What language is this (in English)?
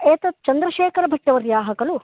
Sanskrit